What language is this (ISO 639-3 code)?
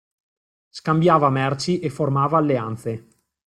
ita